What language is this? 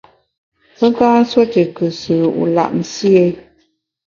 Bamun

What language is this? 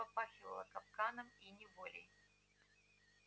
Russian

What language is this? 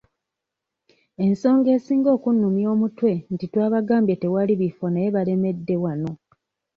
Ganda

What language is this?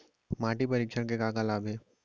Chhattisgarhi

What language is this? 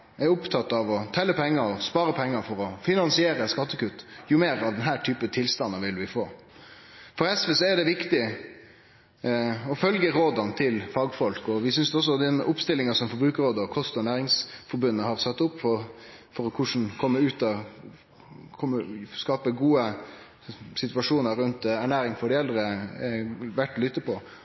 Norwegian Nynorsk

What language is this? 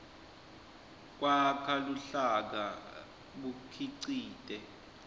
Swati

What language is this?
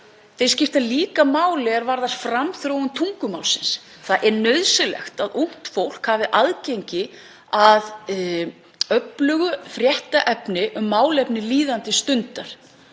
Icelandic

